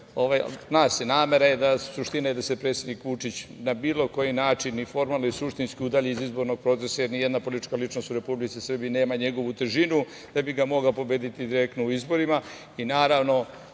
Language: Serbian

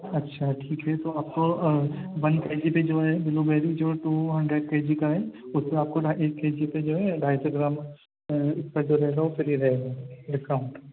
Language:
Urdu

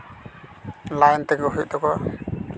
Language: Santali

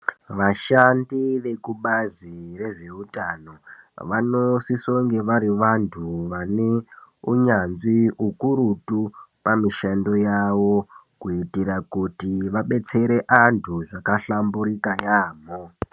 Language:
Ndau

